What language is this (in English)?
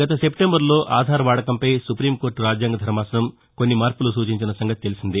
Telugu